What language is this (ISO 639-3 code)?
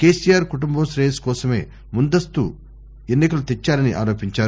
tel